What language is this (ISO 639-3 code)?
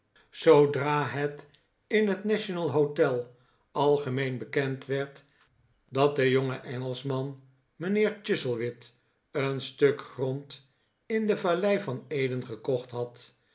nld